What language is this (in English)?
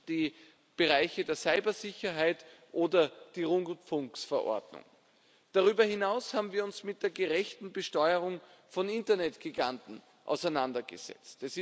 German